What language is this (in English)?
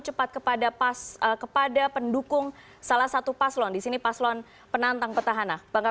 Indonesian